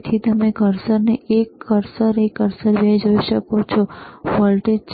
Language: Gujarati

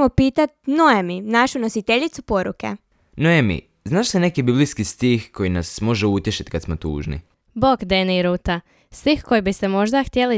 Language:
Croatian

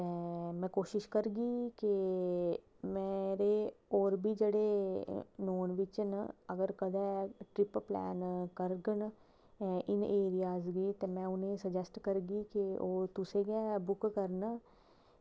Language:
Dogri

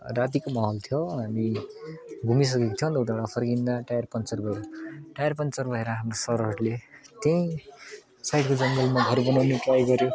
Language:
Nepali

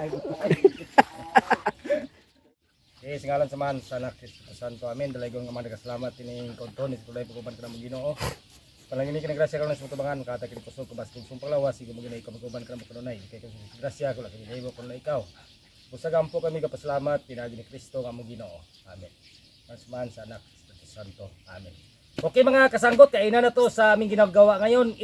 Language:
Filipino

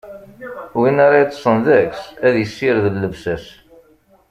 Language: Kabyle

